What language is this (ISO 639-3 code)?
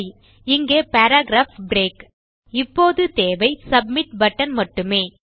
tam